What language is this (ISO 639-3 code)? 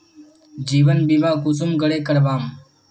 mag